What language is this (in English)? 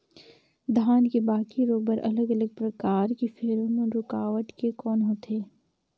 Chhattisgarhi